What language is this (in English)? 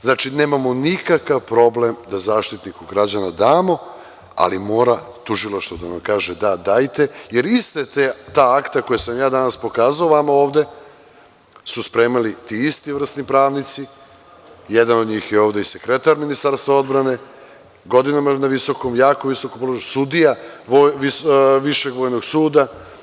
Serbian